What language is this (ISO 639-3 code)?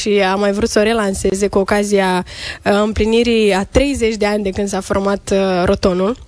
ron